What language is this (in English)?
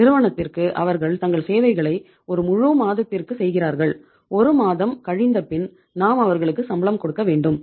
Tamil